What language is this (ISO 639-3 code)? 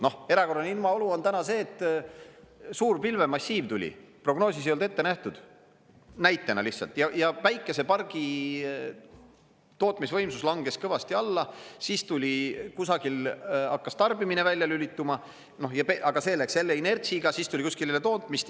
est